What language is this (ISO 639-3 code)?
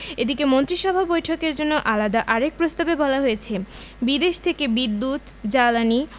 ben